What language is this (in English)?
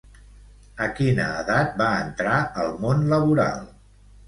Catalan